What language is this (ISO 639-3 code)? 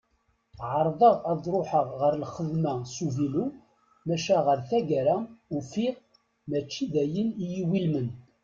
kab